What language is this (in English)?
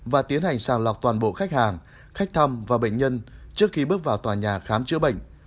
Vietnamese